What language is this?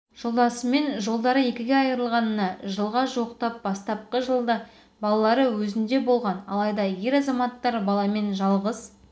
Kazakh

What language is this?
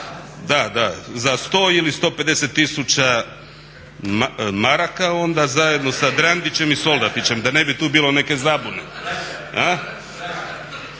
Croatian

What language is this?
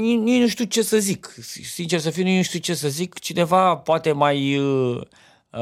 Romanian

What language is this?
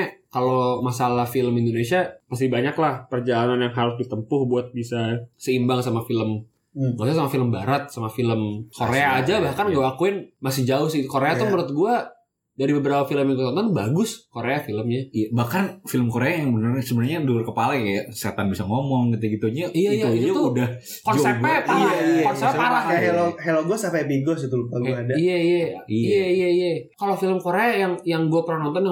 Indonesian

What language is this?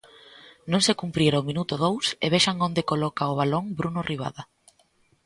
Galician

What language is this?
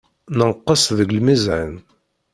Kabyle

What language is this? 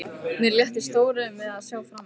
Icelandic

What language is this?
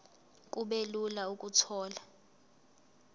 Zulu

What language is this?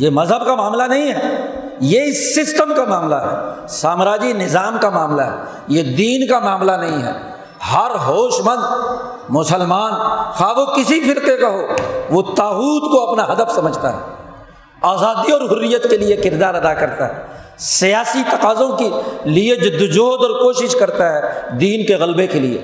Urdu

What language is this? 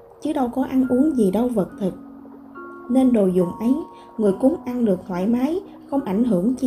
Vietnamese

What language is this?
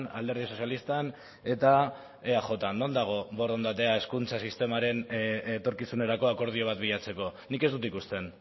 Basque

